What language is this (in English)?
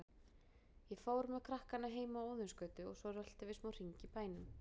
Icelandic